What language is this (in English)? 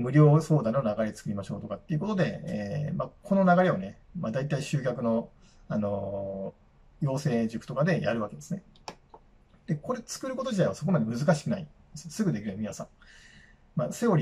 Japanese